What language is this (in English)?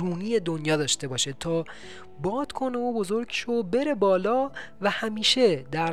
Persian